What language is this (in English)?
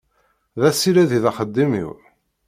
Kabyle